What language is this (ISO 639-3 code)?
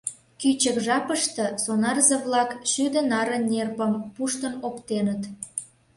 chm